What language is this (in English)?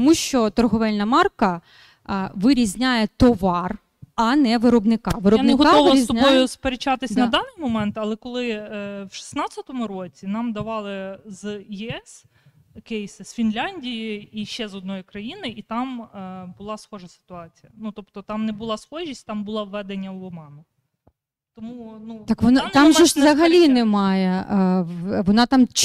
Ukrainian